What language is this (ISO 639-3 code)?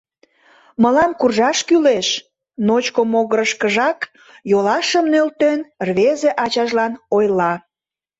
chm